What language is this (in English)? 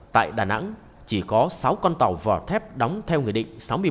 Vietnamese